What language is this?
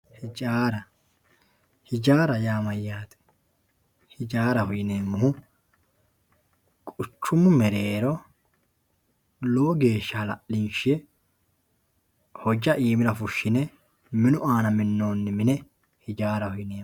Sidamo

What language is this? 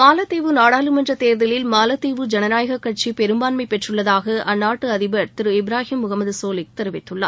Tamil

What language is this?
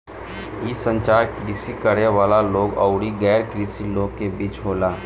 Bhojpuri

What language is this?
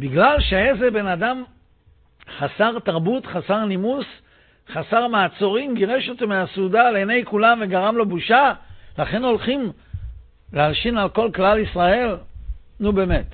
Hebrew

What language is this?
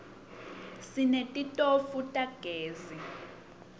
Swati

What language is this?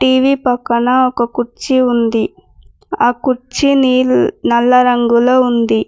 Telugu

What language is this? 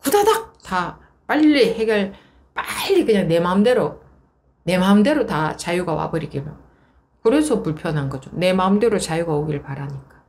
Korean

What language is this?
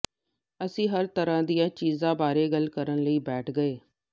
Punjabi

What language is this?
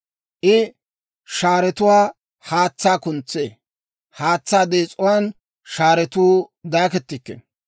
Dawro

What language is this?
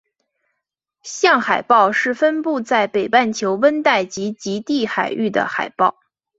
Chinese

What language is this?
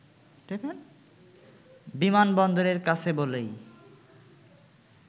Bangla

